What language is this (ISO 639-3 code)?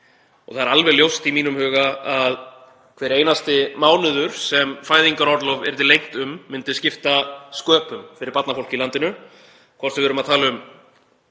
isl